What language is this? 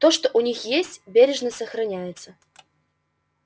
Russian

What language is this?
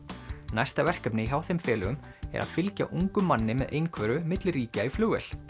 Icelandic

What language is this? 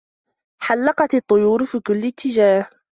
Arabic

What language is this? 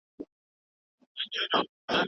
Pashto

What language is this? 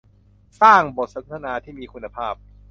Thai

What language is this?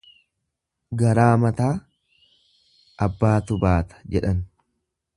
Oromo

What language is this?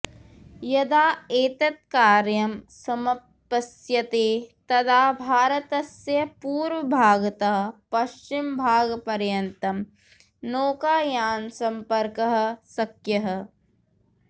Sanskrit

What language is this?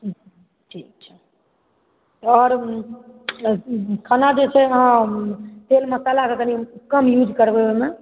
Maithili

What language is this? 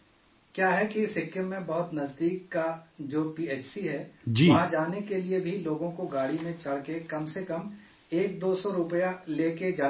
Urdu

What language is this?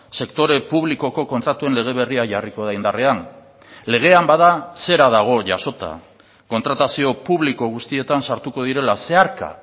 Basque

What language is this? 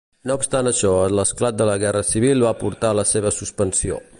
Catalan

